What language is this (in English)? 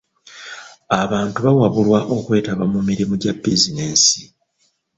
Ganda